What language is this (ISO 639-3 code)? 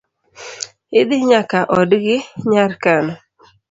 luo